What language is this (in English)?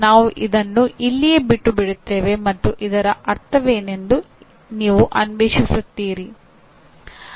Kannada